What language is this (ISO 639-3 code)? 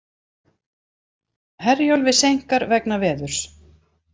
isl